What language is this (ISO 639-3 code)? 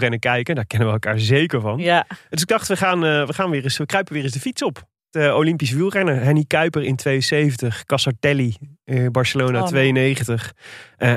nld